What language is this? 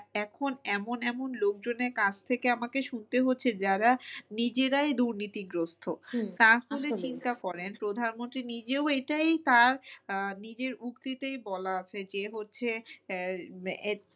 Bangla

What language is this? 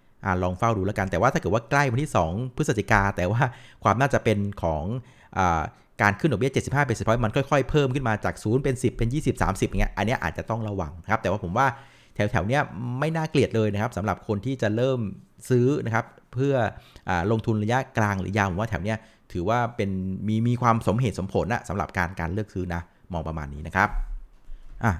Thai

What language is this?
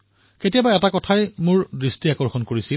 Assamese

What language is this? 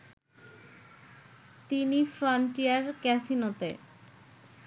Bangla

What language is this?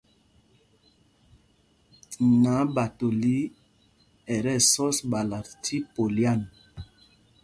Mpumpong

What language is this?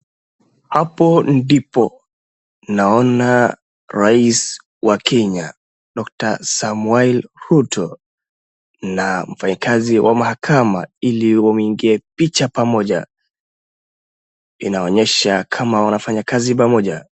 Swahili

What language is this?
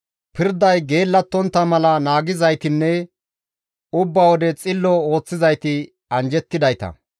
Gamo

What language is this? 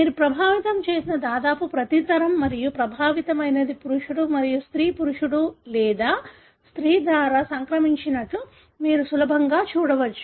Telugu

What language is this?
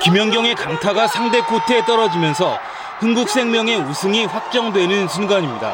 Korean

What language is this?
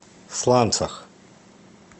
Russian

